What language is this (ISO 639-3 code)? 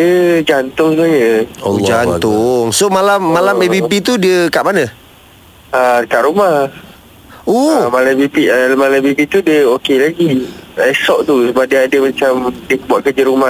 msa